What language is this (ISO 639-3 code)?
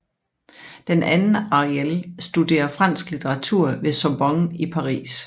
dan